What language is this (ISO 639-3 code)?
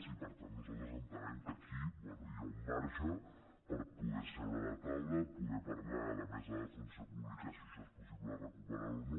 cat